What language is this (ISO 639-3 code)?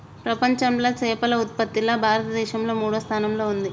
tel